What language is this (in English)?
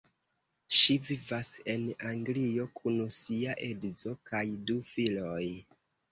Esperanto